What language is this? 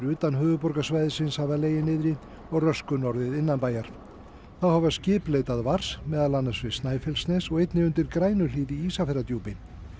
Icelandic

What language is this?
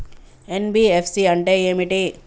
Telugu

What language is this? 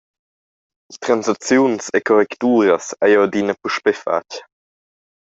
Romansh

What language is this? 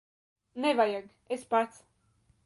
Latvian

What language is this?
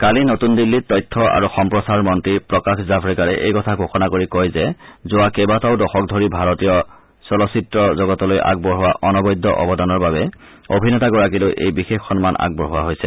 Assamese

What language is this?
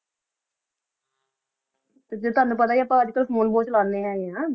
Punjabi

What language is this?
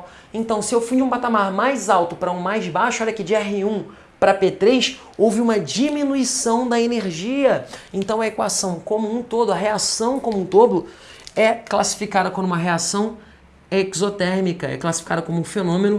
Portuguese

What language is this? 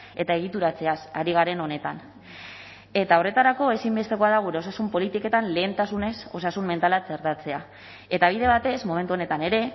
Basque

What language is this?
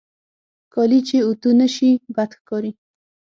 Pashto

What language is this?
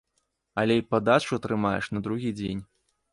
Belarusian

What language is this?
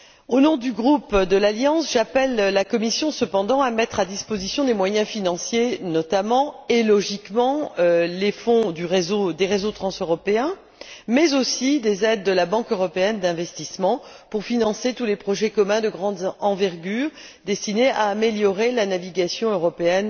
French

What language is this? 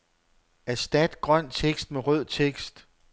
Danish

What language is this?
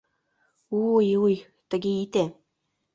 Mari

